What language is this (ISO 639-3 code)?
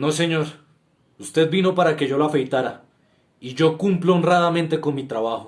spa